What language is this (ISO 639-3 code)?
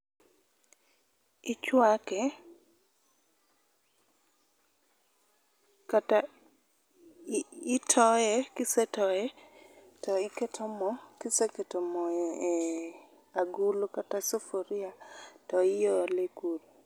luo